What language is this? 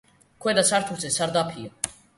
Georgian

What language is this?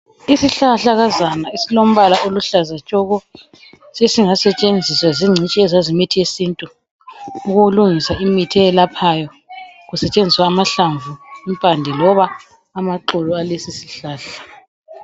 North Ndebele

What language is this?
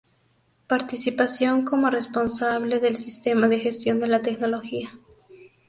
Spanish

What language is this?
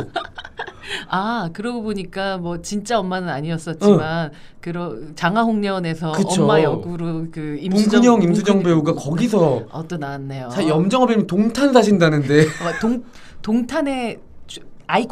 Korean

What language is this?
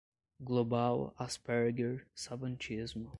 Portuguese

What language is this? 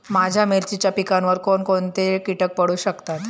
Marathi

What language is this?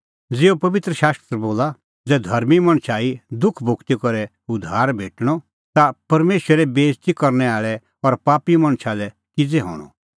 Kullu Pahari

